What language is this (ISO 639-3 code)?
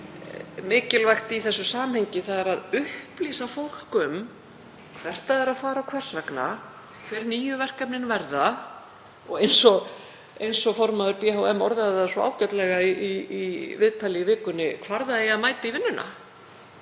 isl